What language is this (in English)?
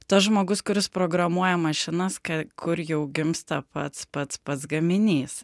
Lithuanian